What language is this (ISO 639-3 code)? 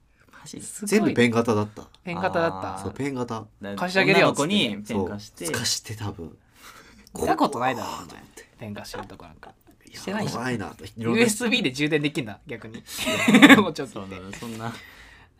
jpn